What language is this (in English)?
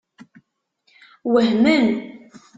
Kabyle